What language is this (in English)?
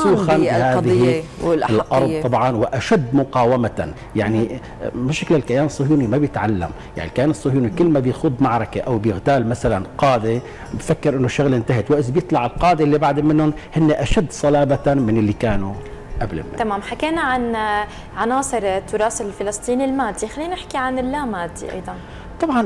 Arabic